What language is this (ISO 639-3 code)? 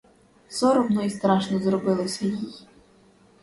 ukr